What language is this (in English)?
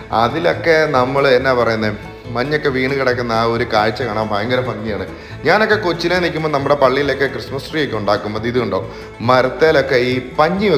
Dutch